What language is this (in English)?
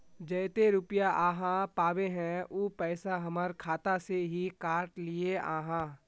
Magahi